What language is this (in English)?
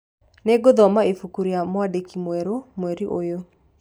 Kikuyu